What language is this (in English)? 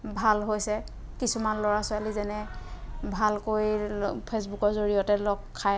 Assamese